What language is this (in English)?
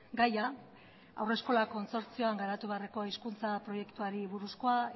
Basque